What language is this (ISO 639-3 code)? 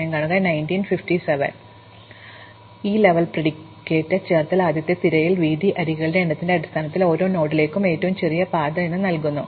mal